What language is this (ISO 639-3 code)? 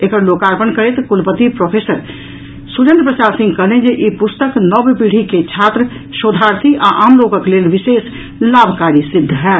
mai